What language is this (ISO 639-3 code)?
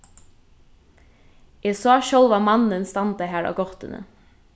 fao